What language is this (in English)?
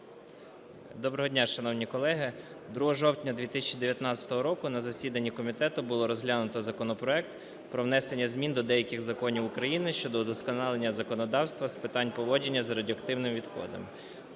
Ukrainian